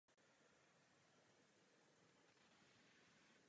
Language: Czech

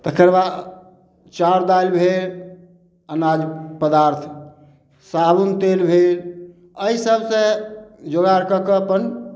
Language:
Maithili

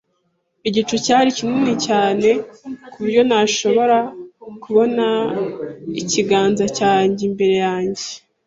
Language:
Kinyarwanda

